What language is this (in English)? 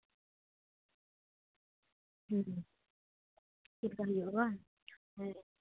Santali